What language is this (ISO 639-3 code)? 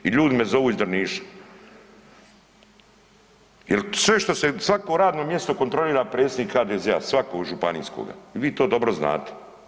hrv